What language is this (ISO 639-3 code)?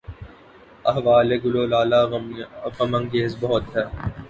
urd